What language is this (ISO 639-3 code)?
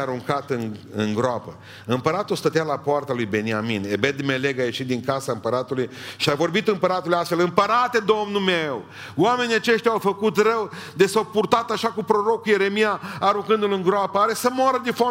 ron